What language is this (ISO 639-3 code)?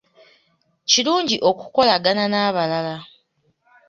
lug